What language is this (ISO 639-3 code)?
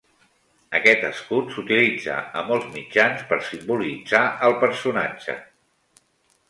cat